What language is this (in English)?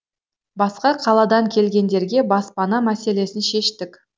Kazakh